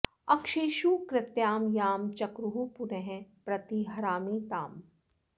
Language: Sanskrit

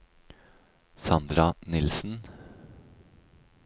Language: Norwegian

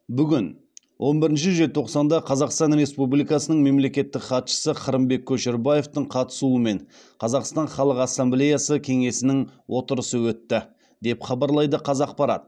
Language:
Kazakh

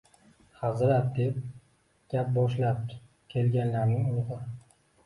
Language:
Uzbek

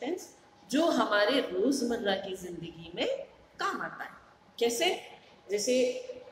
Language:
Hindi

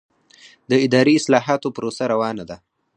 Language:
Pashto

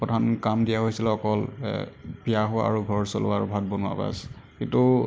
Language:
Assamese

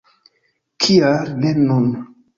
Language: Esperanto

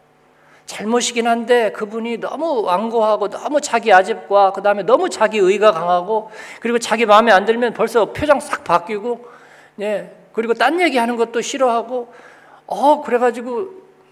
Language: Korean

